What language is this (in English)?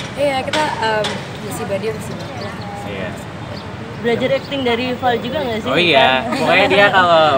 Indonesian